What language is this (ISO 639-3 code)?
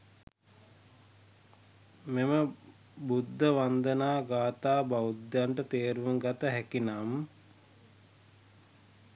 sin